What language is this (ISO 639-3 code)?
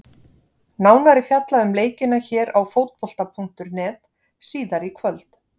isl